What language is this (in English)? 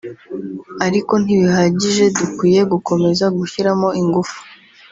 Kinyarwanda